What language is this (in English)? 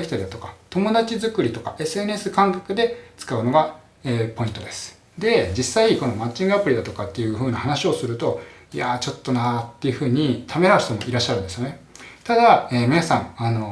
Japanese